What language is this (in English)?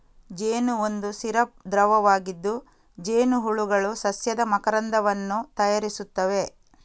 Kannada